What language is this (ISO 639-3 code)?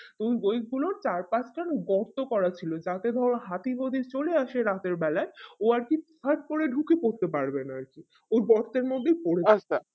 ben